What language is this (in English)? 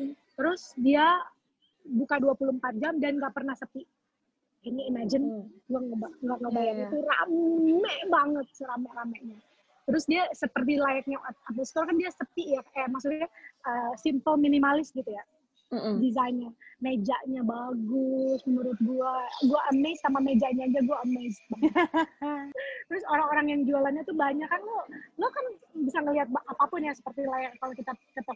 Indonesian